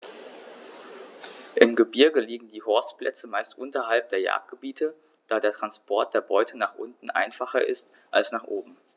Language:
German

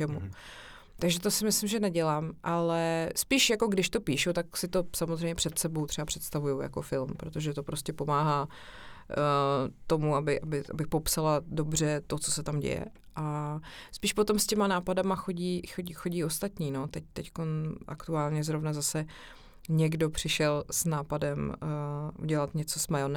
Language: Czech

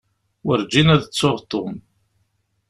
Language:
Kabyle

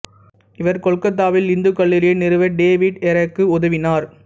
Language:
Tamil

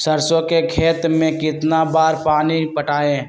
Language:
Magahi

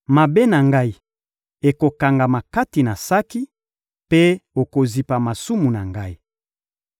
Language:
Lingala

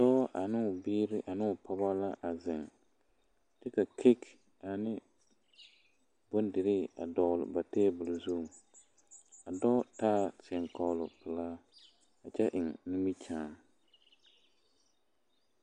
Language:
Southern Dagaare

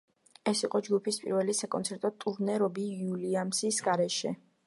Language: Georgian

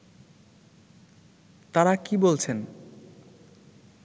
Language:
Bangla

